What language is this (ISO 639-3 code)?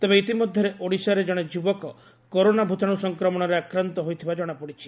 ori